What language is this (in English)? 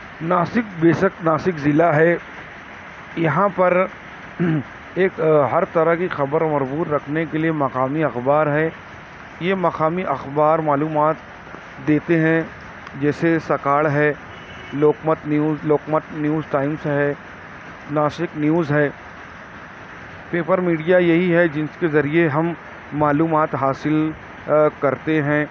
Urdu